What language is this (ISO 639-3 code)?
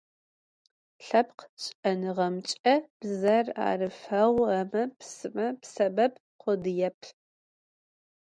ady